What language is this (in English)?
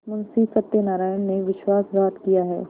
Hindi